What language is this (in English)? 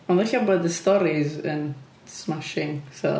Welsh